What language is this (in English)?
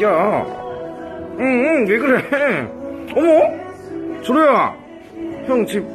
Korean